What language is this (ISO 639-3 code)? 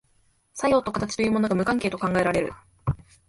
jpn